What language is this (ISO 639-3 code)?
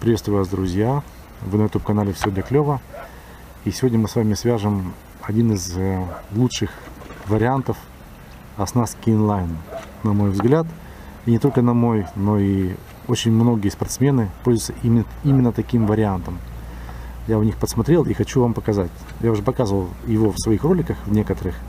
rus